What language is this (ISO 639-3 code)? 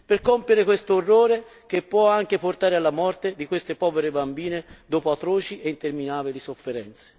ita